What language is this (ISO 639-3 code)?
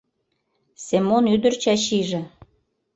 chm